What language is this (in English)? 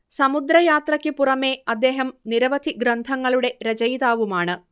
Malayalam